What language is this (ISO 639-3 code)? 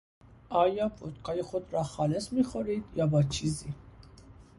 fas